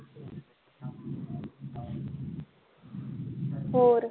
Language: Punjabi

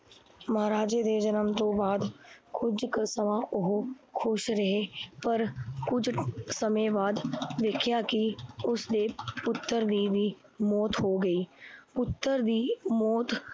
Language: Punjabi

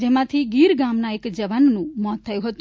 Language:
Gujarati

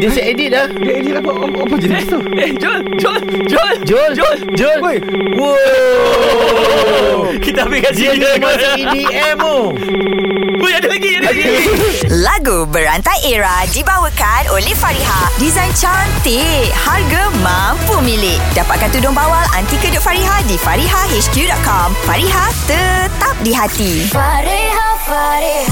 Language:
Malay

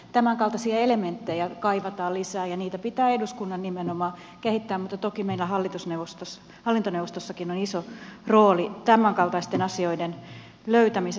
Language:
Finnish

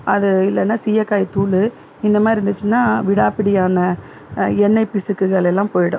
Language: Tamil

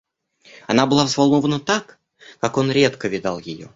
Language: Russian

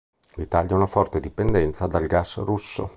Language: Italian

